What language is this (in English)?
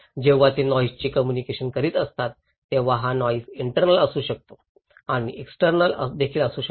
Marathi